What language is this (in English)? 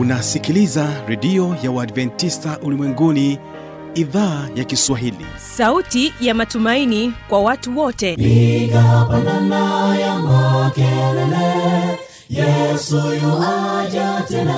Swahili